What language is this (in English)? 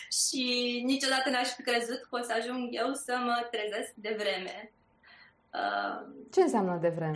Romanian